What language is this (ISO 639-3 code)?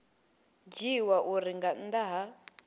ven